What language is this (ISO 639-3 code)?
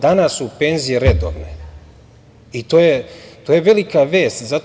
srp